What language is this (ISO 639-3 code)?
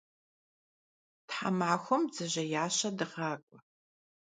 kbd